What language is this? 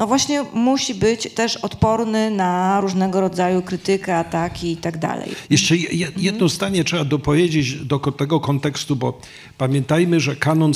Polish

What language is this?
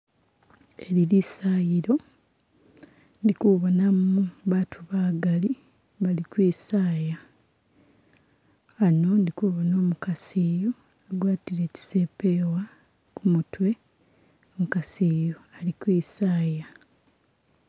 Masaaba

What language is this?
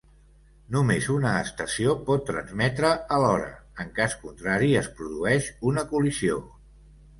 Catalan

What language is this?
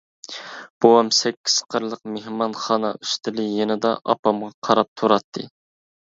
Uyghur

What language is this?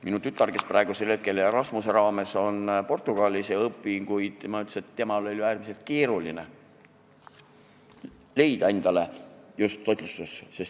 Estonian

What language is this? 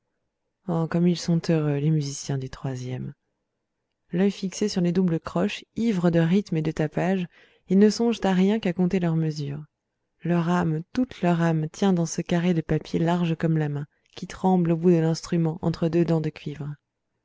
French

